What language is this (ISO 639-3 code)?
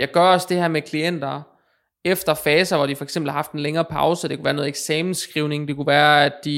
dan